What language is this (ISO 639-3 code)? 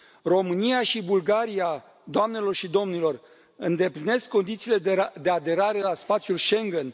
ron